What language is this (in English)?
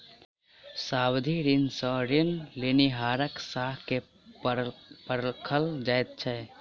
Maithili